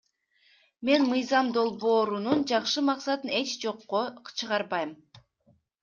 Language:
Kyrgyz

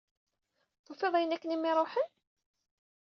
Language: Kabyle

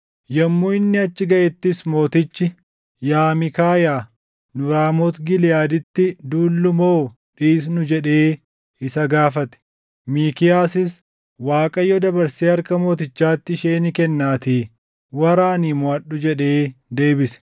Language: Oromo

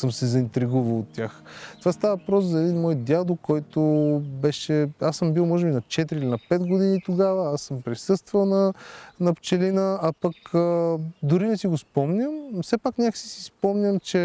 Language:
Bulgarian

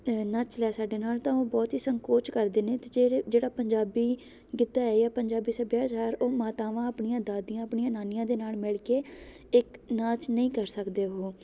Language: Punjabi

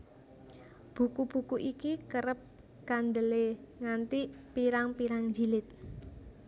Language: Javanese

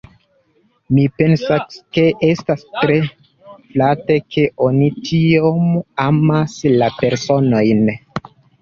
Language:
Esperanto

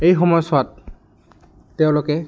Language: Assamese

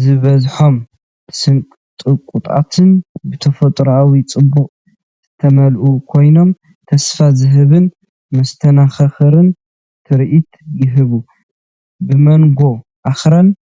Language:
Tigrinya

